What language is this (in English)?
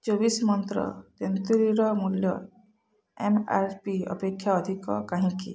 Odia